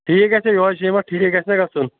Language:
Kashmiri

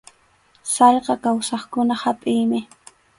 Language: Arequipa-La Unión Quechua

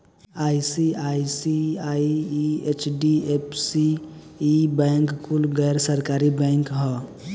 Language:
Bhojpuri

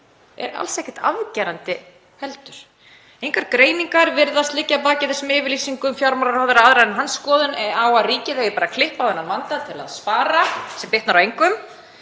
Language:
Icelandic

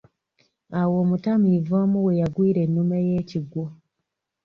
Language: Ganda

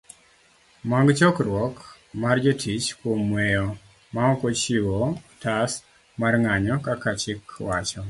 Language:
Luo (Kenya and Tanzania)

